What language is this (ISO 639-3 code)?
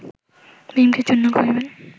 ben